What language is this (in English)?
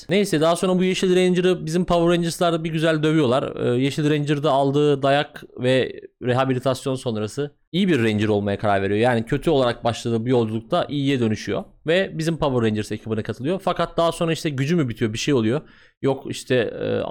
Turkish